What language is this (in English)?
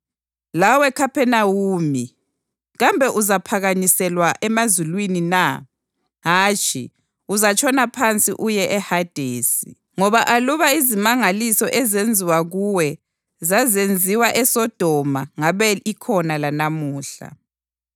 North Ndebele